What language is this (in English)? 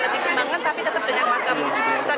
Indonesian